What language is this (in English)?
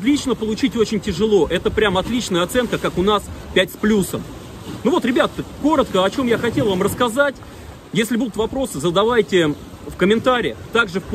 Russian